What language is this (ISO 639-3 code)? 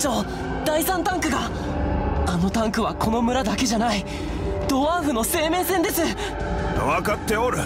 jpn